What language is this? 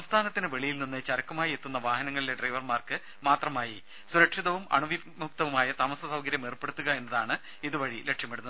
Malayalam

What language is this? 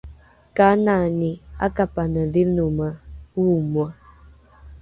Rukai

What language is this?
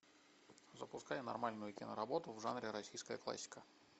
Russian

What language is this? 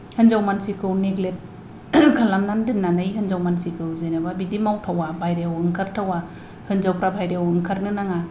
Bodo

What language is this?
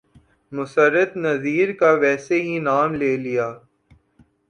Urdu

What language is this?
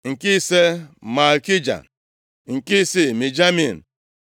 Igbo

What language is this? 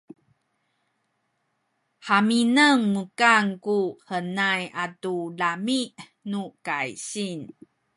Sakizaya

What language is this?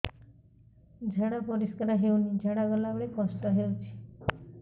Odia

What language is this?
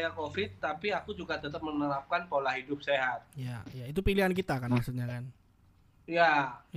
Indonesian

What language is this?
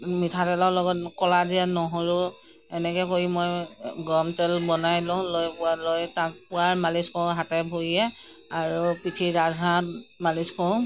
Assamese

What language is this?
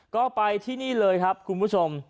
Thai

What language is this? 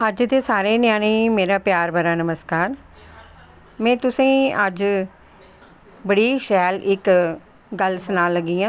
Dogri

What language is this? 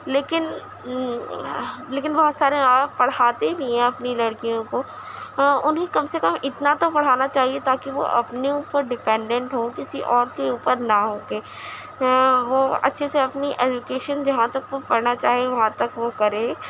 Urdu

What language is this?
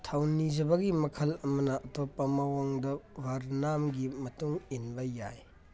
Manipuri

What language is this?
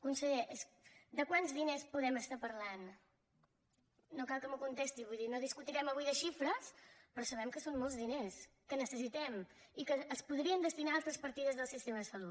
Catalan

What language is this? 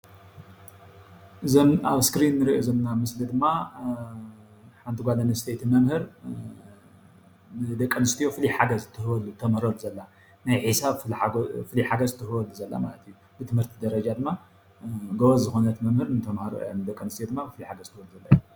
Tigrinya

